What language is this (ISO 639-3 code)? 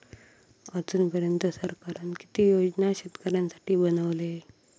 mar